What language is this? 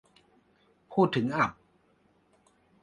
Thai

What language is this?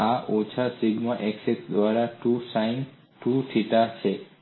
Gujarati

